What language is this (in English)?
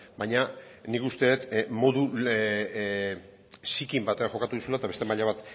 Basque